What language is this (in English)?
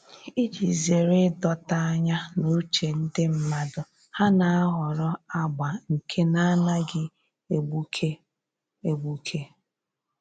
Igbo